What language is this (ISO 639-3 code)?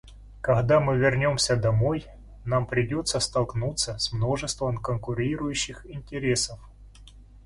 rus